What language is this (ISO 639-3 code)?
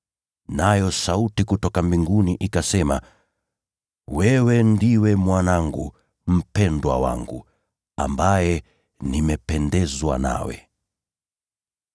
swa